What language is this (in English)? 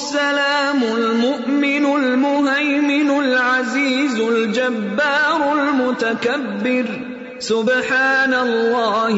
Urdu